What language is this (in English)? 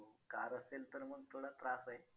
Marathi